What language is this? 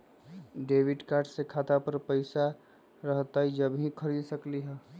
Magahi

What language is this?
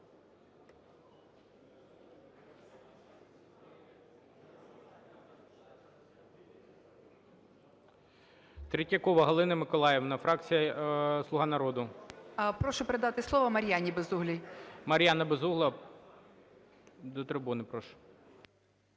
Ukrainian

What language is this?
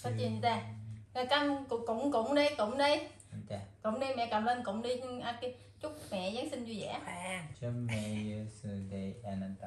Vietnamese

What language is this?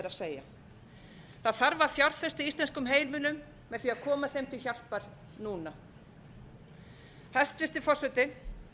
Icelandic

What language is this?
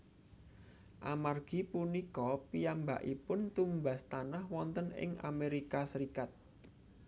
Javanese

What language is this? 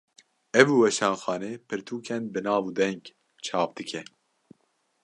Kurdish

